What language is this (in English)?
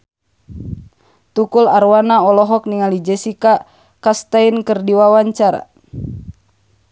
Sundanese